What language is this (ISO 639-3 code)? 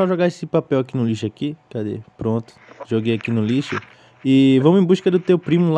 por